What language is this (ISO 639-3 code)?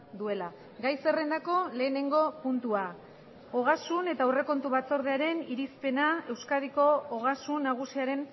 eus